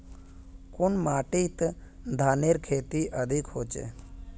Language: Magahi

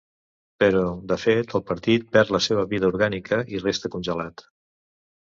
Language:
Catalan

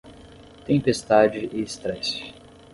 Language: Portuguese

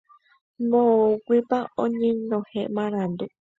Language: Guarani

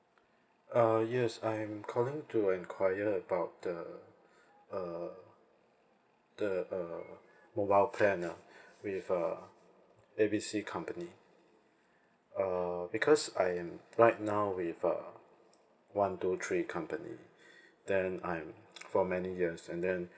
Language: English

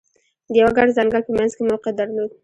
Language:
Pashto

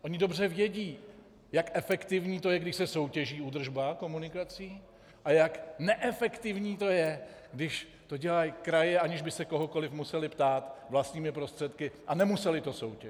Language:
Czech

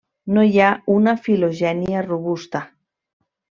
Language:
Catalan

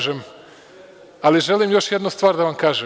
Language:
Serbian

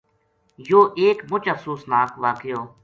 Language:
Gujari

